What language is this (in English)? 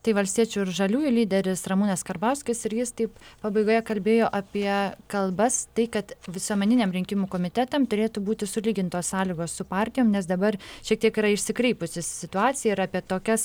Lithuanian